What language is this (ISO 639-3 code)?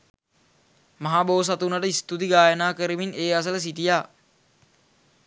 sin